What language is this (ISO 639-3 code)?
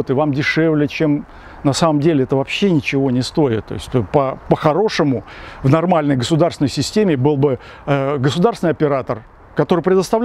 rus